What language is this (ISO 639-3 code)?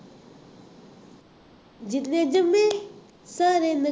pan